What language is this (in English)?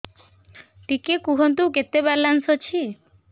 Odia